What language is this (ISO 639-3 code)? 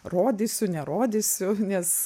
lit